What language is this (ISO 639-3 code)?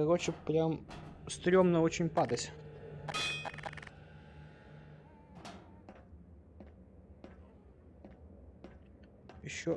rus